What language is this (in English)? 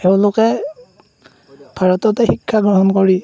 Assamese